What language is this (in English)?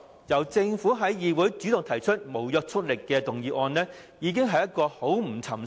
Cantonese